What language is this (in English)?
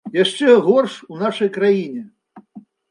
Belarusian